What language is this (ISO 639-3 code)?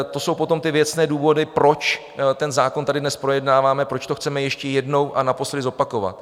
ces